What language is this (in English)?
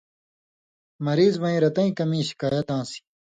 Indus Kohistani